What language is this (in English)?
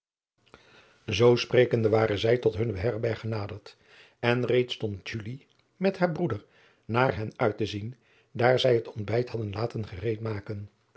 Dutch